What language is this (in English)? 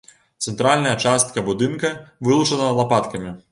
Belarusian